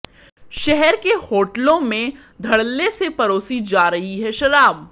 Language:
Hindi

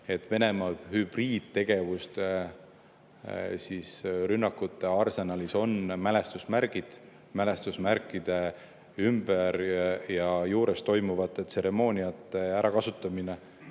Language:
Estonian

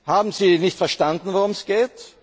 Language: German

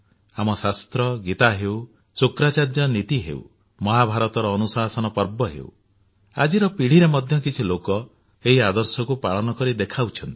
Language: Odia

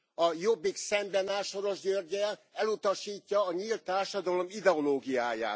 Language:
Hungarian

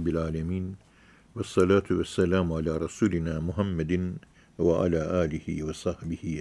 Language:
Turkish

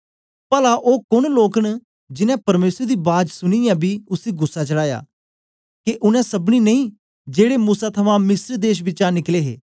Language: Dogri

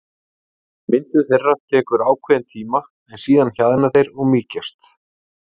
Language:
Icelandic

